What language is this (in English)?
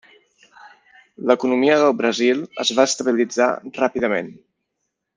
Catalan